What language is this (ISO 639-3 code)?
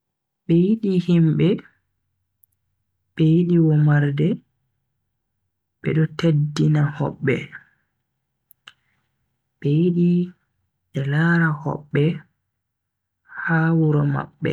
fui